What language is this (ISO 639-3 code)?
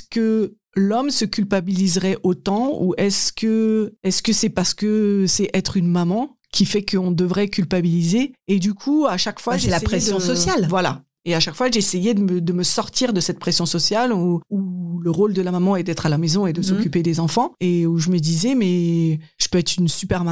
fra